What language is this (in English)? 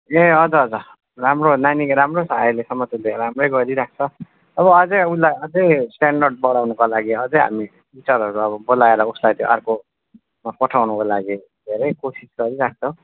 Nepali